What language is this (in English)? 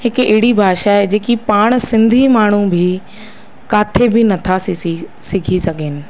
Sindhi